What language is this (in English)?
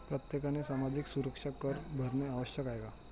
Marathi